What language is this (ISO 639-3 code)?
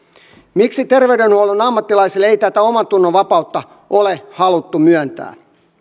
fin